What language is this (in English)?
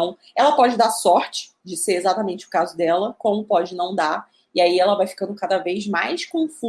Portuguese